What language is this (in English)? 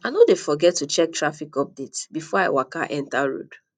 Nigerian Pidgin